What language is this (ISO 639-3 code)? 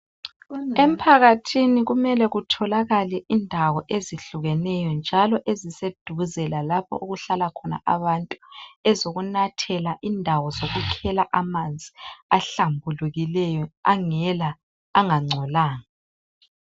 nde